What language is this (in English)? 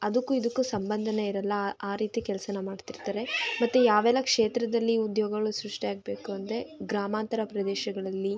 Kannada